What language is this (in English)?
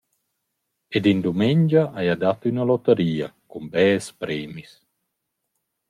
Romansh